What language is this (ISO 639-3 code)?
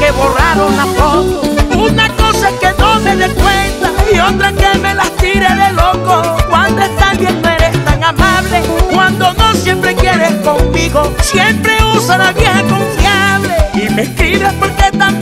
spa